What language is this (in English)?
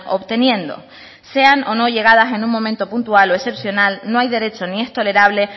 Spanish